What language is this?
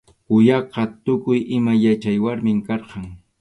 Arequipa-La Unión Quechua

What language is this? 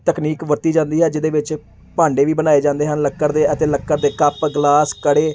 Punjabi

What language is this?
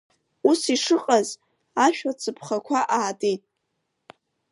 Abkhazian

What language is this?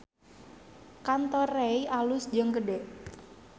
Sundanese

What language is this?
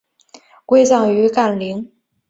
Chinese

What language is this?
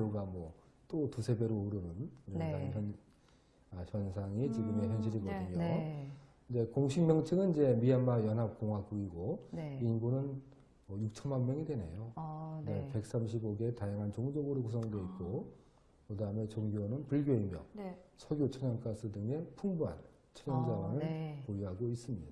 Korean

